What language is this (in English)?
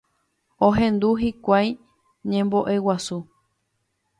Guarani